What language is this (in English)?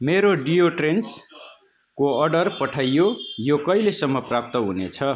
Nepali